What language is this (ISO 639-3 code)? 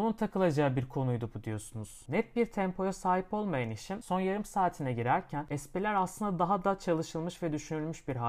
tur